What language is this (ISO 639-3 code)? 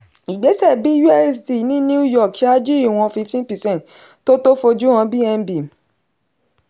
yor